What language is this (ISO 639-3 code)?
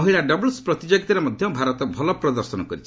ori